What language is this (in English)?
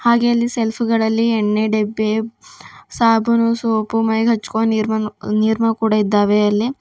Kannada